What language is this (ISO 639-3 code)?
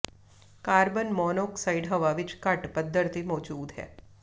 pan